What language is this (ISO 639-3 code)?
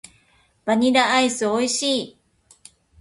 jpn